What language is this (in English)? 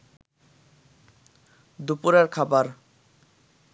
Bangla